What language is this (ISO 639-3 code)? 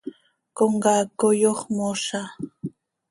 sei